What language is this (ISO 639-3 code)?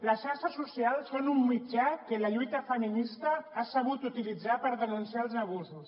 cat